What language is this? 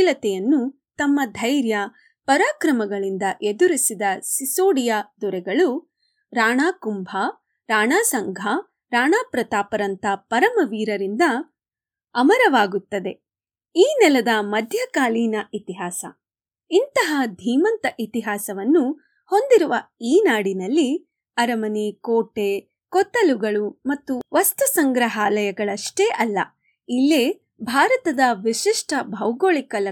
Kannada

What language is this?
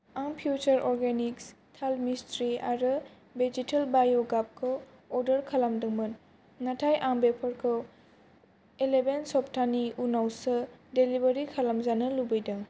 Bodo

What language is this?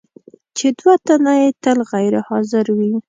Pashto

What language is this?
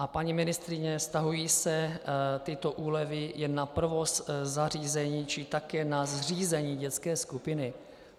Czech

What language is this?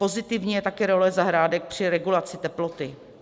Czech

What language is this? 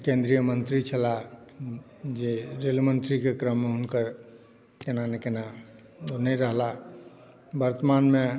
Maithili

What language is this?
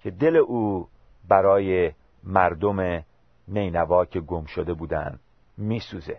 Persian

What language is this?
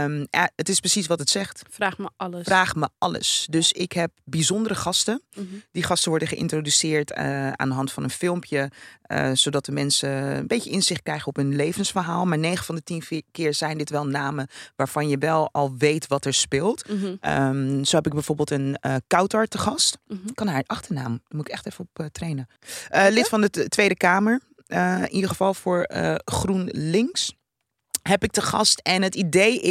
Dutch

